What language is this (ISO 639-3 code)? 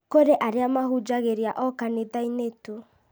kik